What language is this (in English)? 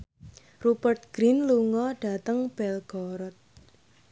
Javanese